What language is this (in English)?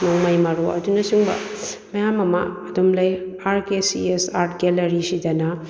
Manipuri